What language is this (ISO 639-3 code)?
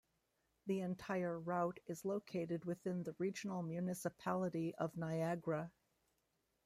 eng